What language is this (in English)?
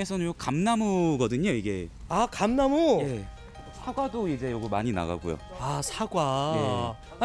Korean